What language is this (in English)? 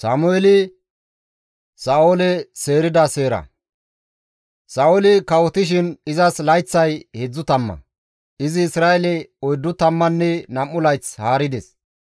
Gamo